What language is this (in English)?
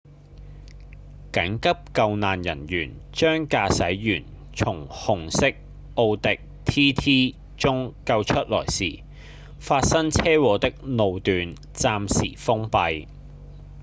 Cantonese